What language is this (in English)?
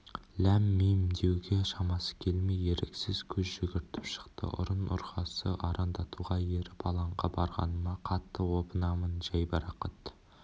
Kazakh